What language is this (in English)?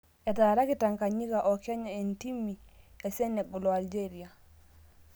Masai